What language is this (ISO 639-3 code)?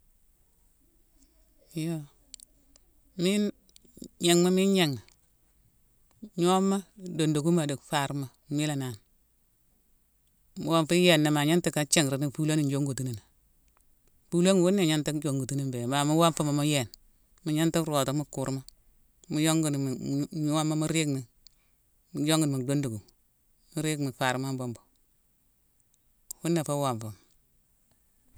msw